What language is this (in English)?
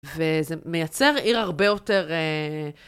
Hebrew